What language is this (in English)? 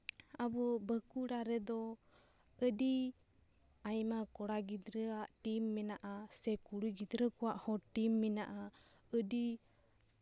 Santali